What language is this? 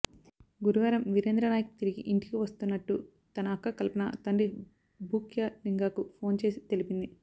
Telugu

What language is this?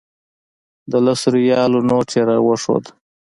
Pashto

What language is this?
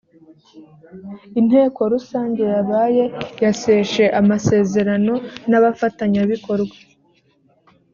Kinyarwanda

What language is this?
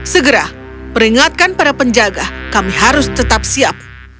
Indonesian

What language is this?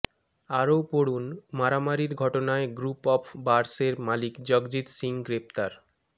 Bangla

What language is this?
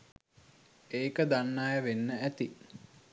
Sinhala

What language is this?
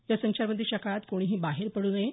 Marathi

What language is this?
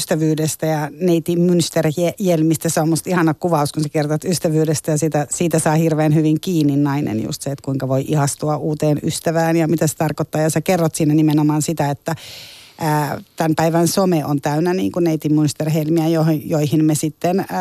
Finnish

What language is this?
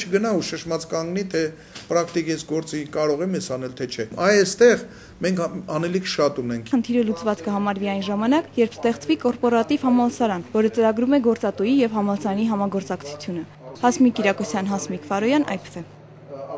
Romanian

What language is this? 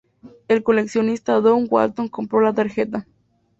Spanish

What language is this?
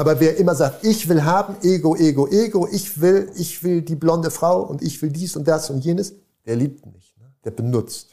German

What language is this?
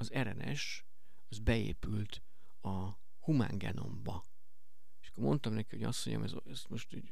Hungarian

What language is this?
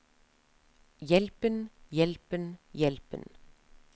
Norwegian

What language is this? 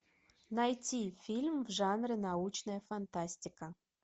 Russian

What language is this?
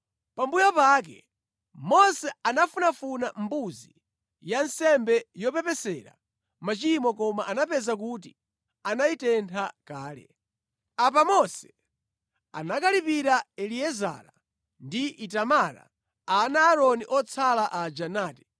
Nyanja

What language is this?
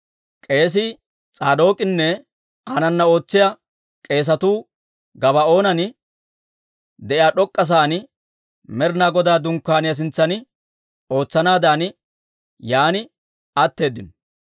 Dawro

